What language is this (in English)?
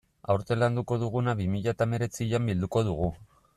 Basque